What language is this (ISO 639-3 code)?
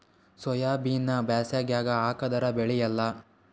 kan